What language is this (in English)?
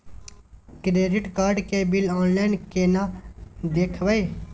Maithili